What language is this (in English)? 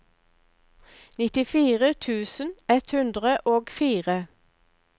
Norwegian